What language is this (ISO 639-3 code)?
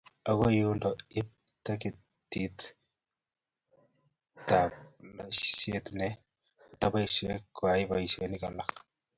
kln